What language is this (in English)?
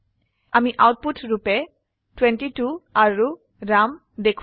Assamese